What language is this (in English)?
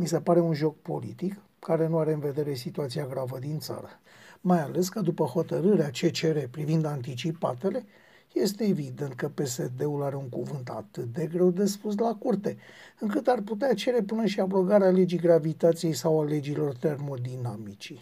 Romanian